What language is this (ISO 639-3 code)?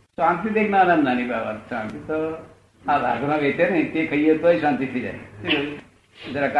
guj